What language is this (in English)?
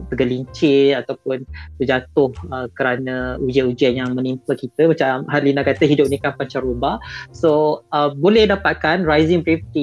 Malay